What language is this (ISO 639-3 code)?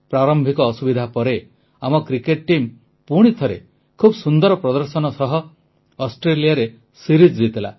ori